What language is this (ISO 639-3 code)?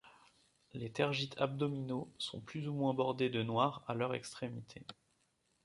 fra